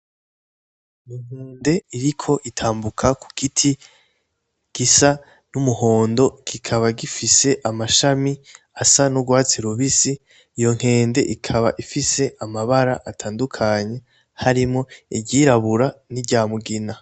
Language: Rundi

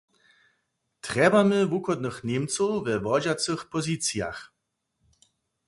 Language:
Upper Sorbian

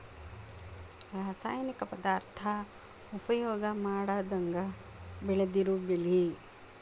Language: Kannada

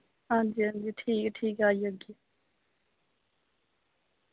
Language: Dogri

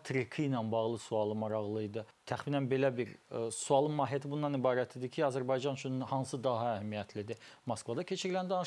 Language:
Turkish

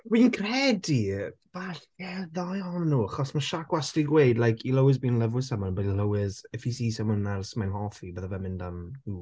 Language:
Welsh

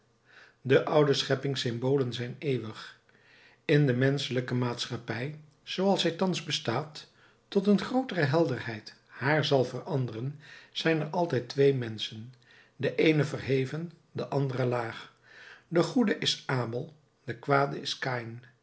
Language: Dutch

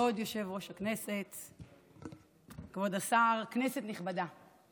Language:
Hebrew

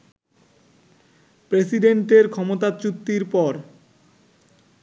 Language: Bangla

